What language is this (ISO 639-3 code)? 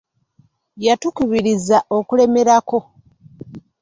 lug